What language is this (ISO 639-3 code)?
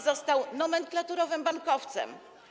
pol